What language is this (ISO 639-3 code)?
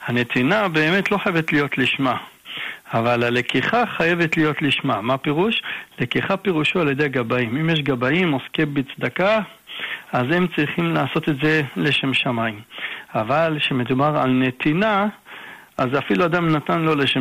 heb